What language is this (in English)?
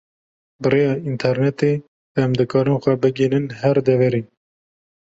Kurdish